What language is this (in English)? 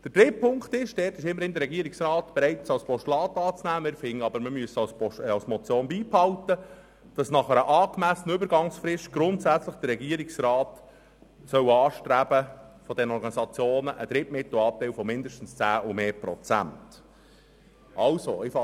Swiss German